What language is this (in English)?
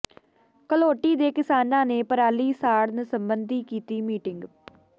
Punjabi